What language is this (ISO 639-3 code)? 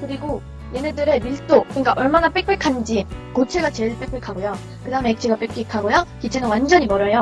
kor